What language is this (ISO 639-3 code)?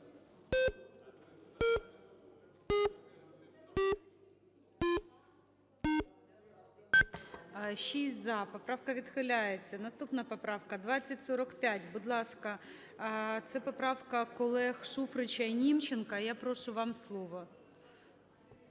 ukr